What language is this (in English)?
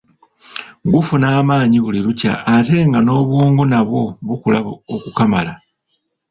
Ganda